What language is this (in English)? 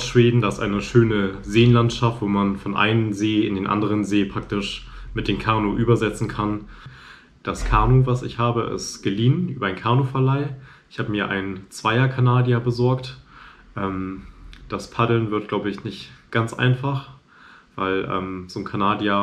German